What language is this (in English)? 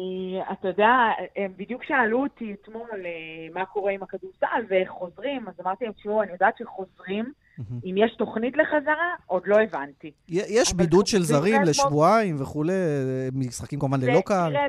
Hebrew